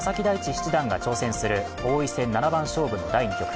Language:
Japanese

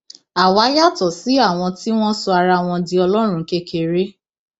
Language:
Yoruba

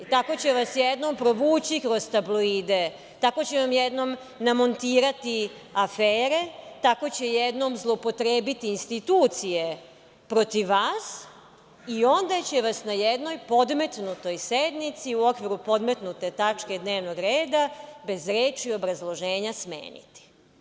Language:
Serbian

